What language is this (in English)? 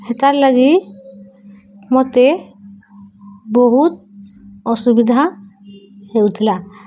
Odia